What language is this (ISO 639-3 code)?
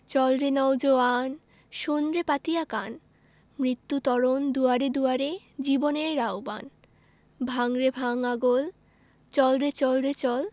ben